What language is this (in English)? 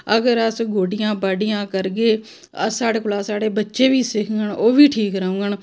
Dogri